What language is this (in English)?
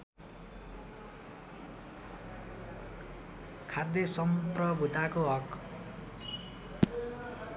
Nepali